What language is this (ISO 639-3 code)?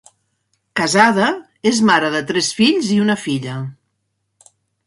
cat